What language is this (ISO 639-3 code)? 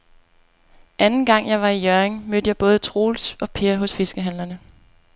dan